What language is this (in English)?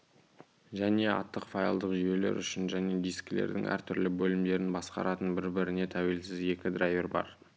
Kazakh